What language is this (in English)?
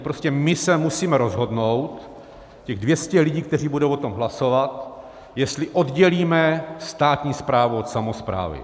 Czech